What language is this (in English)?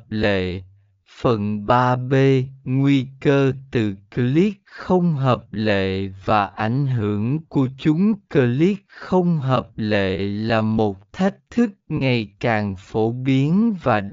Vietnamese